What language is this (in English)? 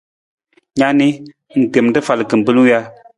Nawdm